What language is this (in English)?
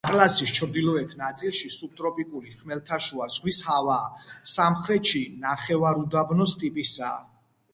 Georgian